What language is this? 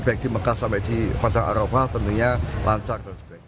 Indonesian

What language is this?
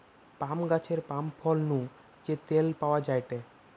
Bangla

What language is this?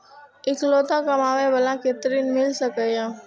Maithili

